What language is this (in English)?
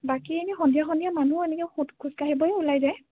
Assamese